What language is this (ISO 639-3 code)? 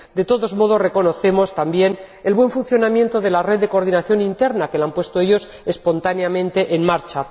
spa